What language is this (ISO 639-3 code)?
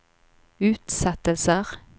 nor